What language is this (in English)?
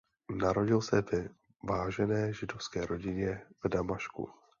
Czech